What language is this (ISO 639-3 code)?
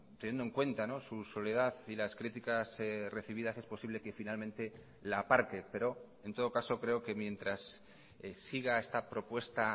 spa